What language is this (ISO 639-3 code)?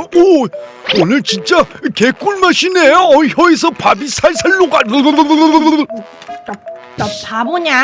kor